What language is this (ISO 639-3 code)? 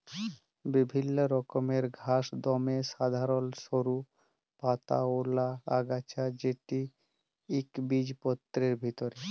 ben